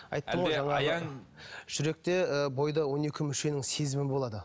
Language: Kazakh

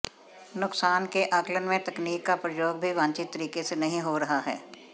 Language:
Hindi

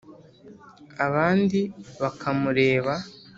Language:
Kinyarwanda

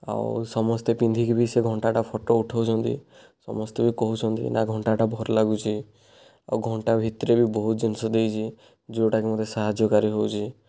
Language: Odia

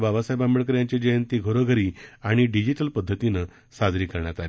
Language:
Marathi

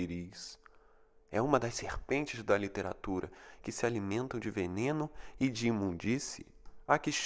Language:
Portuguese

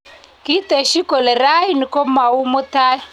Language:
Kalenjin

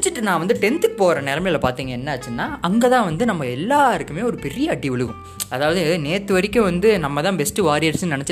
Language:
Tamil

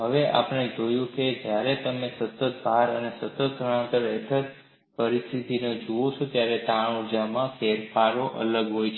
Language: Gujarati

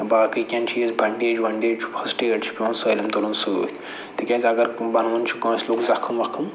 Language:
Kashmiri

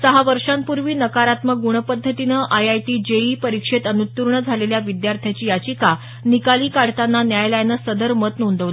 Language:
Marathi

